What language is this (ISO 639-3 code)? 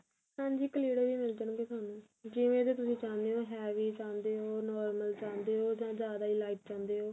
pan